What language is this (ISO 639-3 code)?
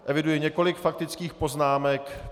ces